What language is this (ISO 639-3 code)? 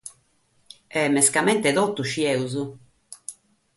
srd